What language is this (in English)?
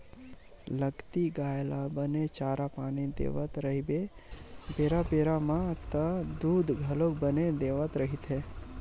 Chhattisgarhi